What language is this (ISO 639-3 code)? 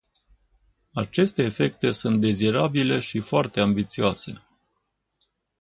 ron